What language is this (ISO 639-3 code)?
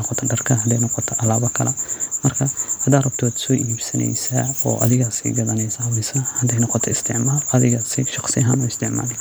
som